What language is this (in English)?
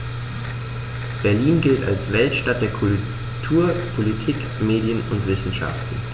German